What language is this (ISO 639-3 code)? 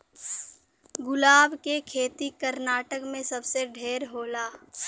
bho